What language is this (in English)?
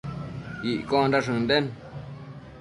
Matsés